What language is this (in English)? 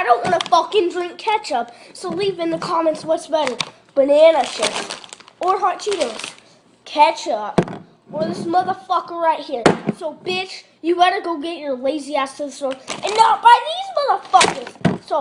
English